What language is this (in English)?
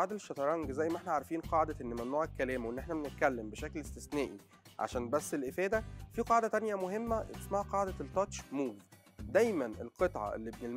Arabic